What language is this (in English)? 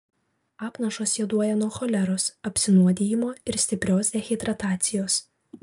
Lithuanian